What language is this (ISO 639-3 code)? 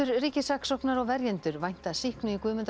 isl